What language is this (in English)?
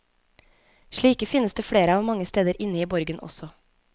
Norwegian